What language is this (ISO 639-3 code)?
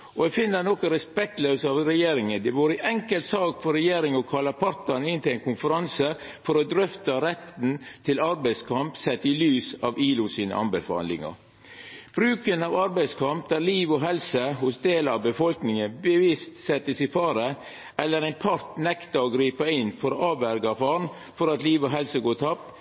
nno